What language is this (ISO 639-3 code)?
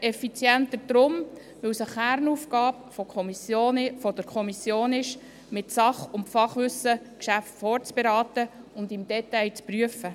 gsw